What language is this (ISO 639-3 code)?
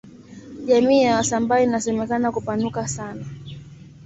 swa